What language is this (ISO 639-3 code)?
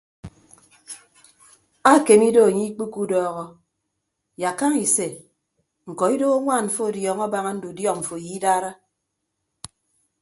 ibb